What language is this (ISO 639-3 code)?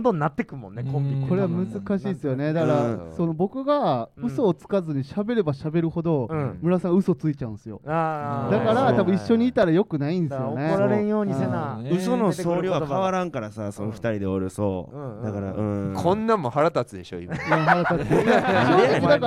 jpn